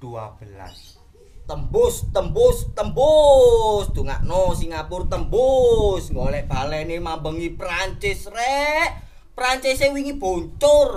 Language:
Indonesian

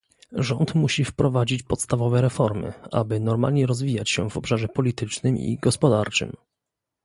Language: Polish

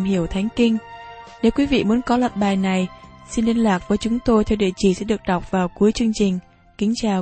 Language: Vietnamese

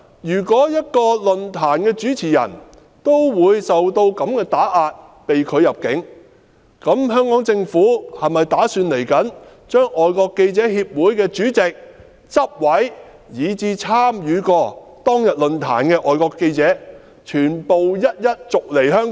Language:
Cantonese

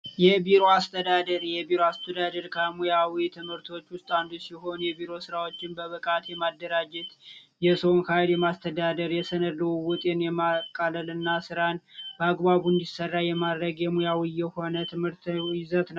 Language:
Amharic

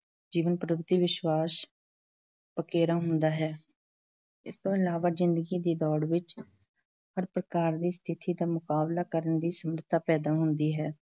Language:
Punjabi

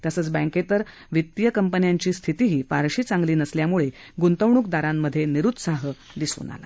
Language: Marathi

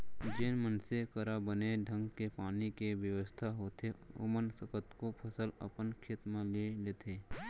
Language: Chhattisgarhi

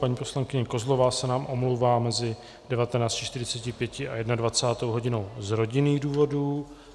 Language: Czech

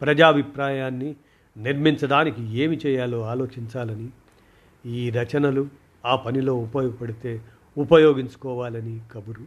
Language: Telugu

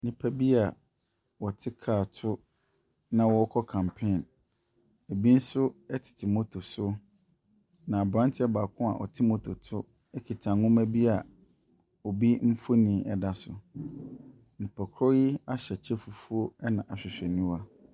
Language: Akan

